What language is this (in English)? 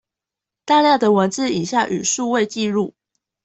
Chinese